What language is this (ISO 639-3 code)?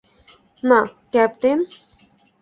ben